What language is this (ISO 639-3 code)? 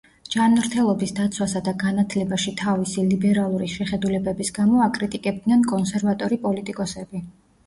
kat